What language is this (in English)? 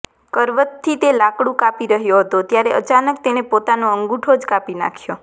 Gujarati